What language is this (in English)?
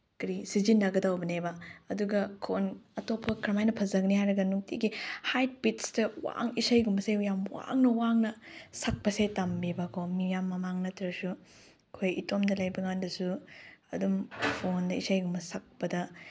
Manipuri